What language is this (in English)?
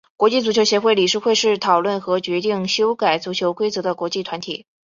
Chinese